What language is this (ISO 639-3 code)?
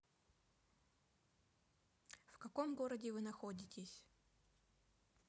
rus